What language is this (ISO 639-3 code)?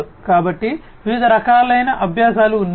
tel